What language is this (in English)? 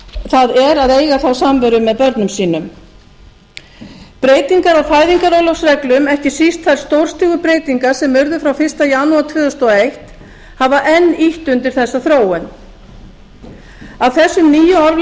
Icelandic